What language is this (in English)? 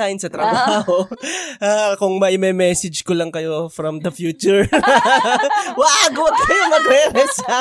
Filipino